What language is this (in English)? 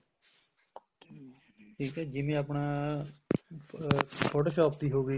Punjabi